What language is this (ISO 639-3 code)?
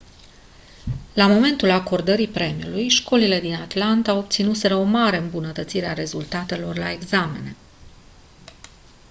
ron